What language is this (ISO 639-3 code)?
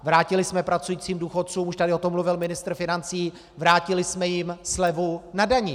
ces